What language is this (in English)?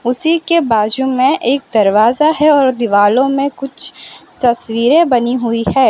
Hindi